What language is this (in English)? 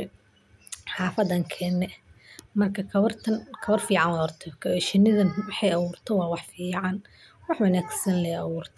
Somali